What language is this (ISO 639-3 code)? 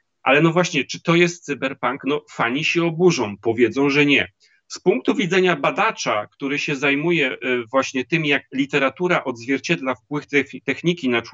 pol